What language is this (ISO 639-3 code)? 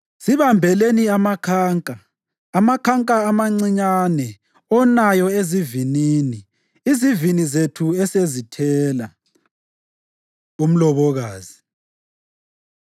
nde